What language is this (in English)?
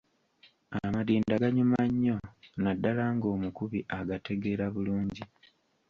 Ganda